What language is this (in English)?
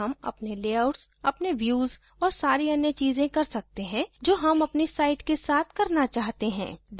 Hindi